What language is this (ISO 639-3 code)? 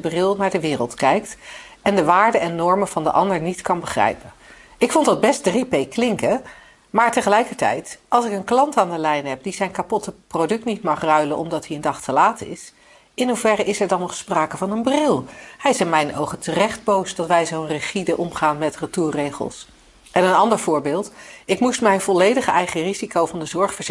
nld